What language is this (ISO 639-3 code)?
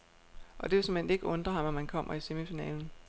dan